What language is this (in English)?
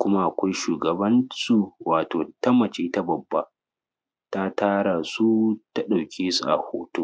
Hausa